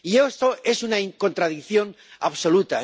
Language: Spanish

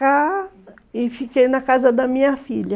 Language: Portuguese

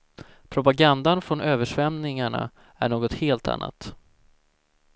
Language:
Swedish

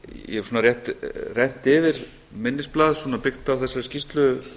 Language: Icelandic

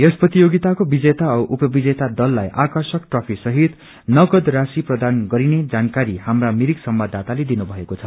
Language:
Nepali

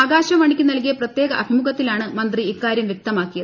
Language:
Malayalam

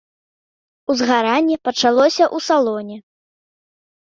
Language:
Belarusian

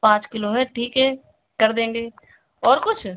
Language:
Hindi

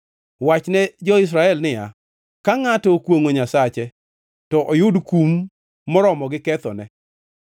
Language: Luo (Kenya and Tanzania)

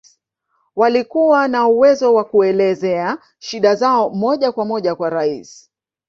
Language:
Swahili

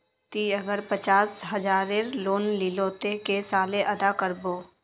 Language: Magahi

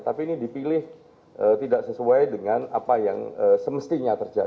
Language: Indonesian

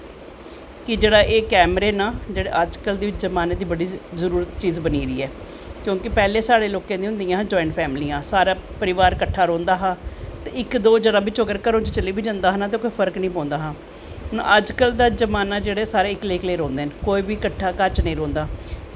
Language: Dogri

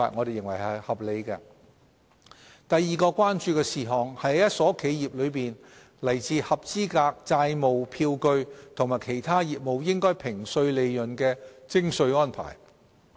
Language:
Cantonese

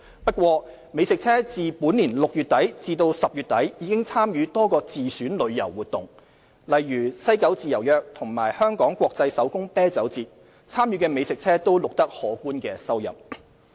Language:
Cantonese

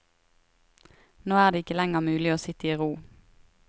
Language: Norwegian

